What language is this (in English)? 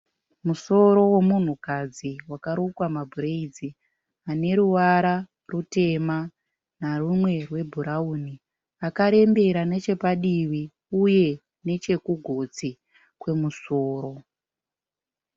Shona